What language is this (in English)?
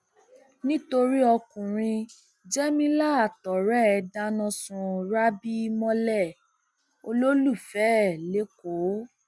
Yoruba